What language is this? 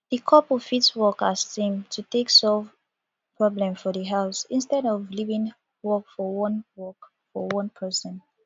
Nigerian Pidgin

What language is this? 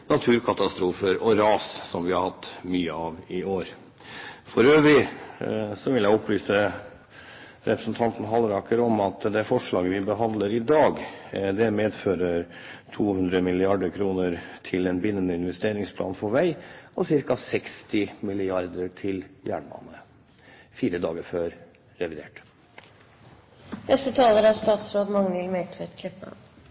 Norwegian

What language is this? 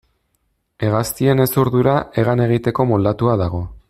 Basque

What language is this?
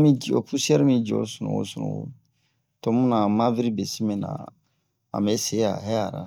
Bomu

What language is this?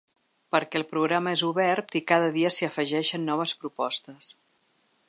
Catalan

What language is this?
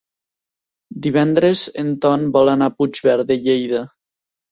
Catalan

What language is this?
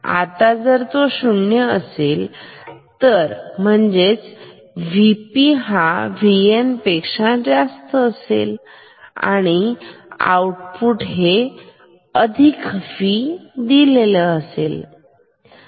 Marathi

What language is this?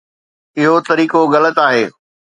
Sindhi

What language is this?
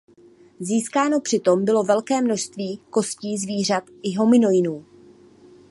Czech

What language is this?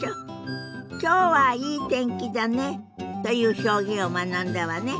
Japanese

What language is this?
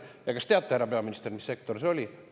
Estonian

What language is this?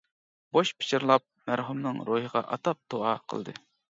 Uyghur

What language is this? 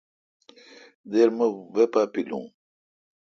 Kalkoti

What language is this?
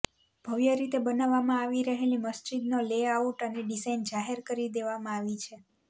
Gujarati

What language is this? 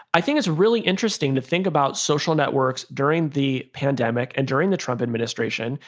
English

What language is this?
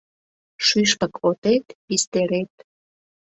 Mari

